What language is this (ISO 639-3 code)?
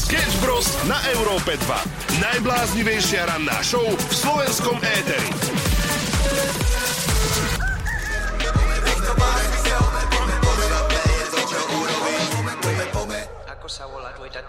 slk